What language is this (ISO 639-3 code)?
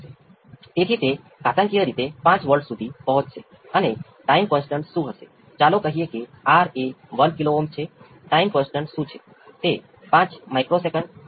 guj